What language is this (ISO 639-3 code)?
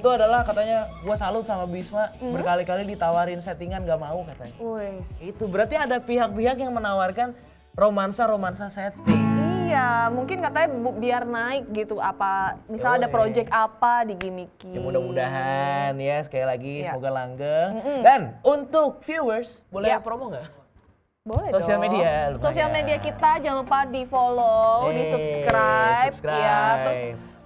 ind